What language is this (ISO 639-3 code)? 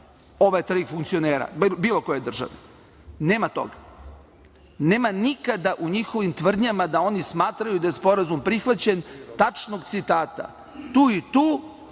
srp